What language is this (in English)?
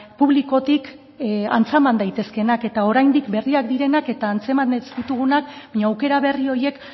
Basque